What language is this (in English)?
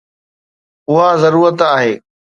Sindhi